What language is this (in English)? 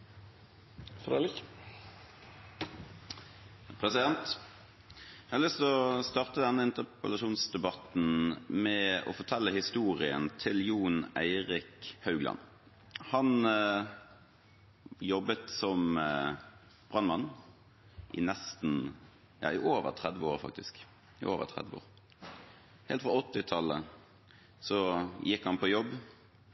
Norwegian